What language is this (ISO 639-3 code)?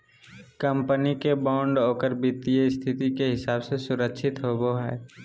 mag